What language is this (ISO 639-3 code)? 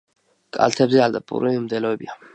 kat